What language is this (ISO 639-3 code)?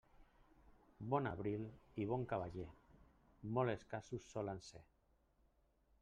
cat